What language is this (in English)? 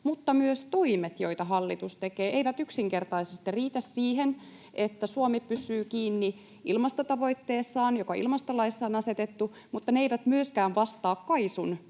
Finnish